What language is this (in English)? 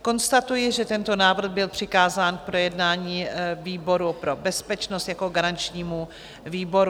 Czech